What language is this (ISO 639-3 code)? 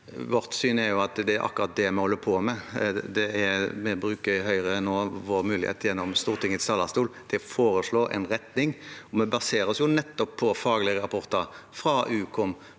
nor